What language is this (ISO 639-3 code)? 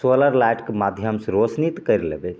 mai